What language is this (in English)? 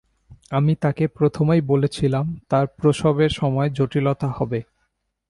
Bangla